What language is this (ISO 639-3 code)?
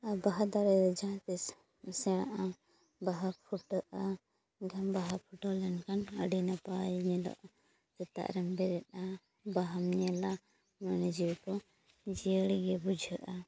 sat